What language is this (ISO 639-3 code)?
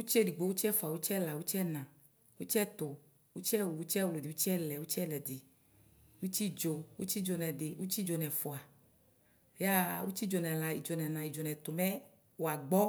kpo